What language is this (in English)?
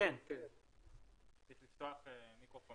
Hebrew